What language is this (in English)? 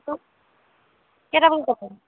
Assamese